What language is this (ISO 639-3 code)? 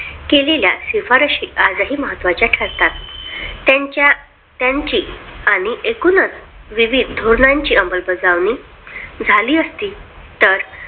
mar